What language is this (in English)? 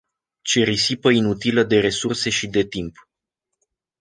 Romanian